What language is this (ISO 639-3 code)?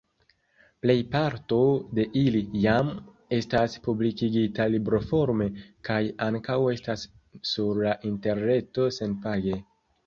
epo